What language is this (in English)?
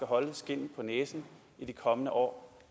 Danish